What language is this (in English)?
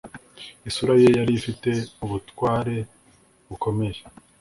Kinyarwanda